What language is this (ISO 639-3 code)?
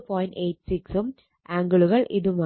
mal